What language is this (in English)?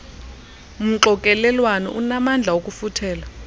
Xhosa